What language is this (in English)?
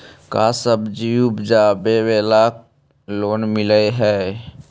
Magahi